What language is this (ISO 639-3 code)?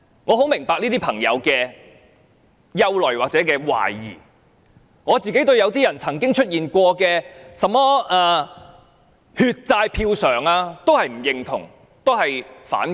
yue